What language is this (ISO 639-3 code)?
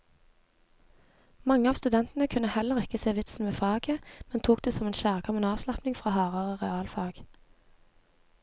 nor